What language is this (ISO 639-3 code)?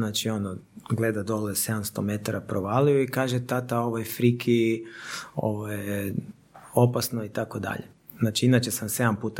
hrv